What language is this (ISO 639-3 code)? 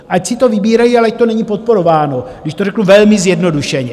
ces